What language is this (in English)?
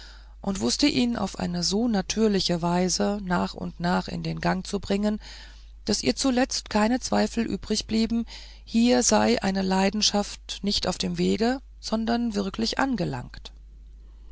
German